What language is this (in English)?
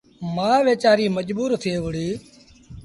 Sindhi Bhil